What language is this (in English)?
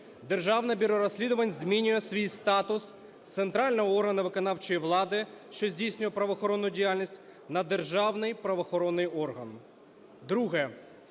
Ukrainian